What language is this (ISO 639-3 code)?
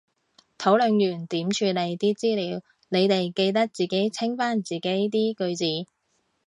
yue